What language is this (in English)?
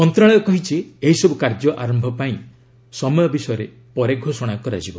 Odia